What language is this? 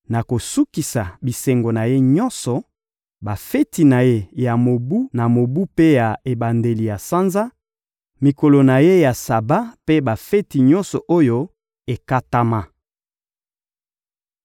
Lingala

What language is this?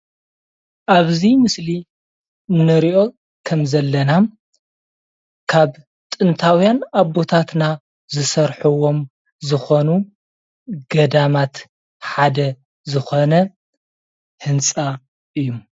Tigrinya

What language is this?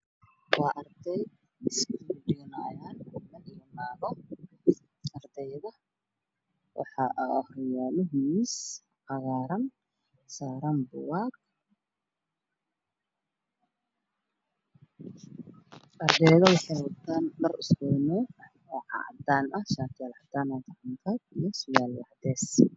Somali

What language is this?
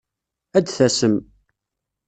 Kabyle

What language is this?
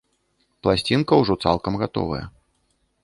Belarusian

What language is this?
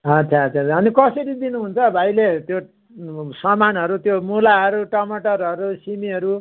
Nepali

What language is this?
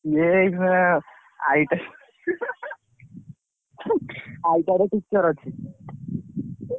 Odia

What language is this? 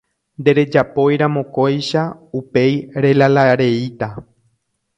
Guarani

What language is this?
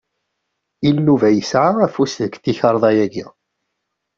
Kabyle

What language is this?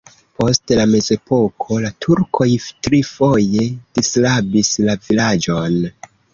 Esperanto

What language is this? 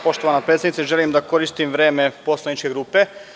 Serbian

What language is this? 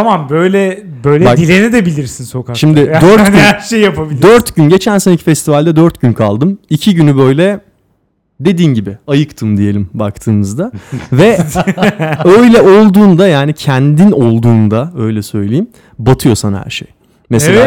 Turkish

